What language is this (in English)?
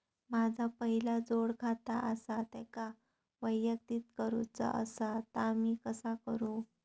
Marathi